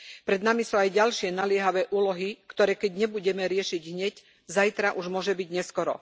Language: Slovak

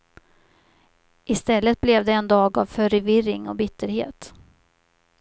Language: Swedish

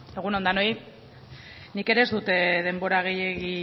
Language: Basque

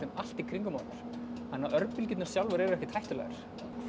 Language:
Icelandic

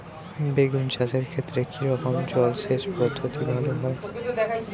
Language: Bangla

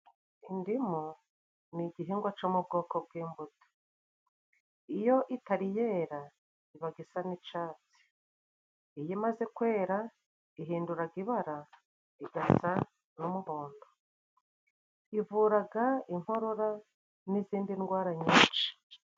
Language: Kinyarwanda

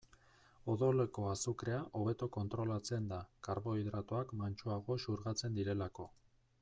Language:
Basque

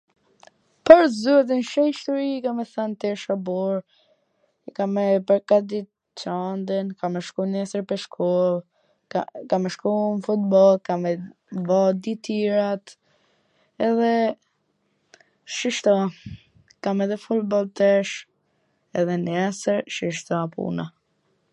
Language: Gheg Albanian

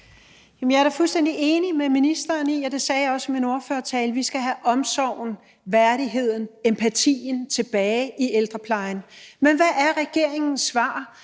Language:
Danish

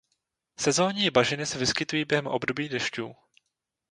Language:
Czech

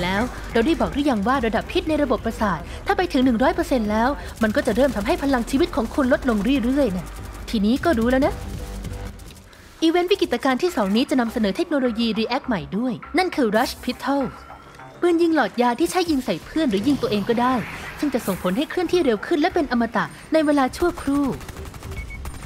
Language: Thai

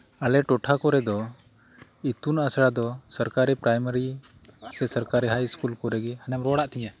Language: Santali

